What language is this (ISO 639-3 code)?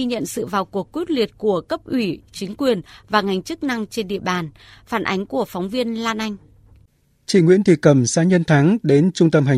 vie